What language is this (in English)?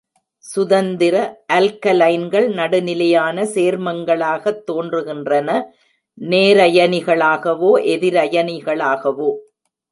Tamil